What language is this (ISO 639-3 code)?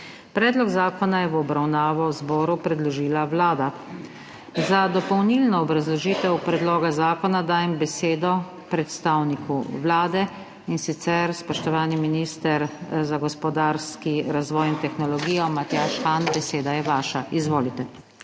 slv